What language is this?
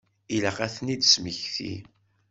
Kabyle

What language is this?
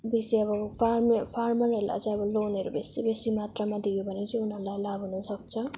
Nepali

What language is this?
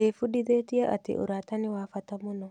Kikuyu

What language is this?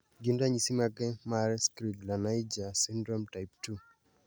Luo (Kenya and Tanzania)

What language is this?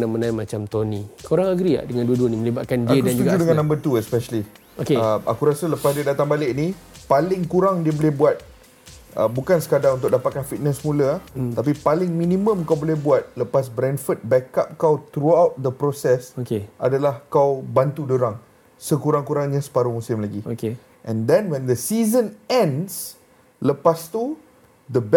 Malay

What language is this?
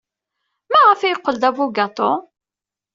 Kabyle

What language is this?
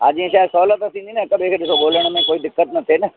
Sindhi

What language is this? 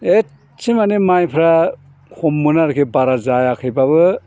Bodo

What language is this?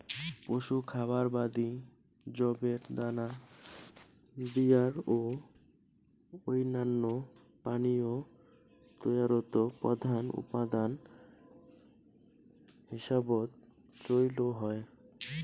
Bangla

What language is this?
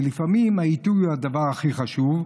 Hebrew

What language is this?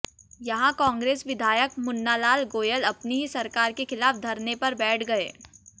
Hindi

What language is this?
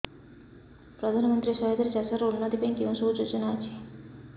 Odia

